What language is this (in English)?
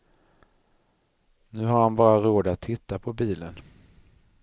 Swedish